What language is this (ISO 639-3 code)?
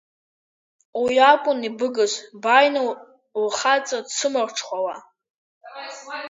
abk